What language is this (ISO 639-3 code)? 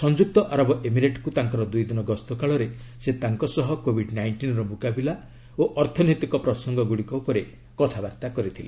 ori